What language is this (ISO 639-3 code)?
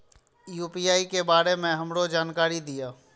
mai